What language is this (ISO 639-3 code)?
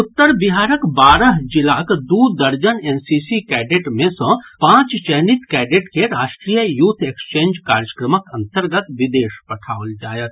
mai